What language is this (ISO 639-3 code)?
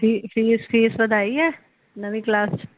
pan